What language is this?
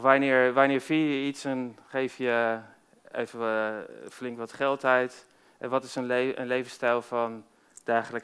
Dutch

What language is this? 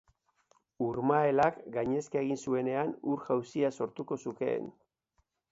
Basque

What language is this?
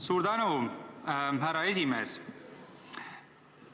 Estonian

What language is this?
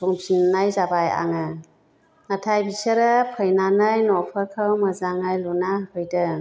Bodo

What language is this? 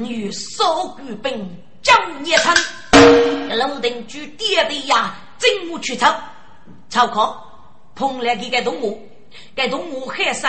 Chinese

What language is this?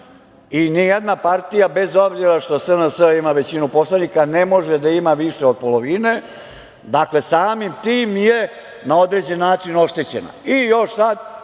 Serbian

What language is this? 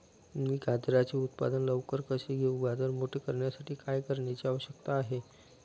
Marathi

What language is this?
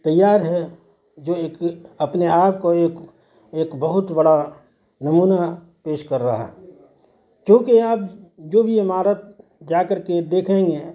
Urdu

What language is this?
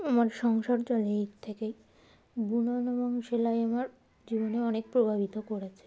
Bangla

